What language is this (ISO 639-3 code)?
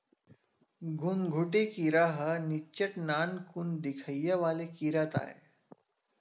hne